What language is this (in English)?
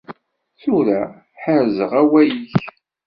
Kabyle